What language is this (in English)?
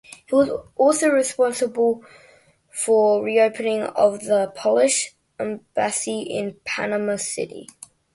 English